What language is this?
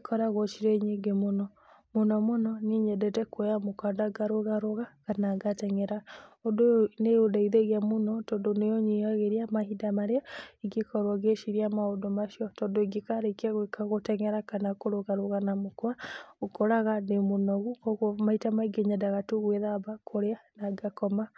Kikuyu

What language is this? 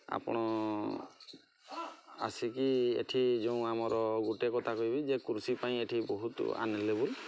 Odia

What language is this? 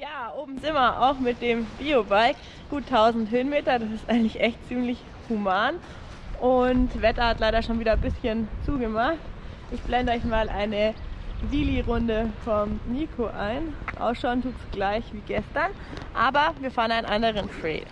German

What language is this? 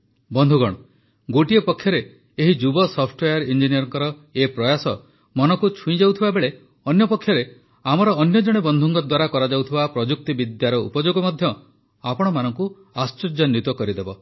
Odia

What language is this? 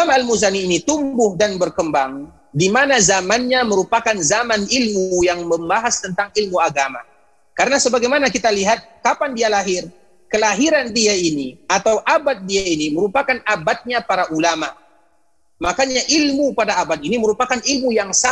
Indonesian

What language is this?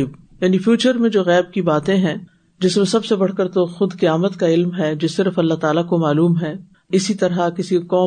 Urdu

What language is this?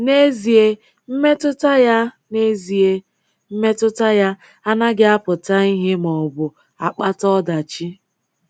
Igbo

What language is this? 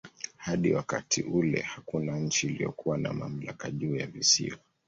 Swahili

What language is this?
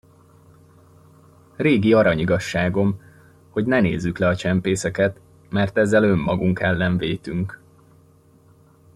Hungarian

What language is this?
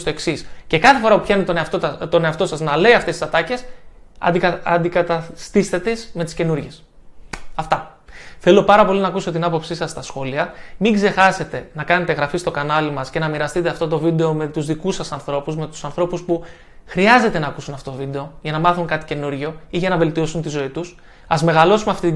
Greek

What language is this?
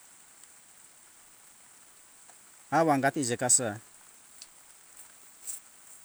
Hunjara-Kaina Ke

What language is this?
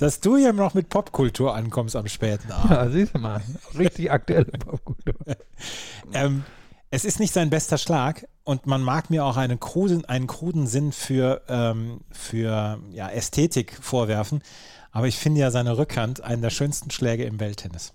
German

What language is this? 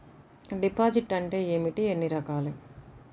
Telugu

